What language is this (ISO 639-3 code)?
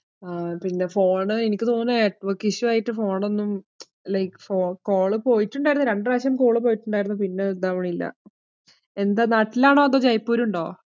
mal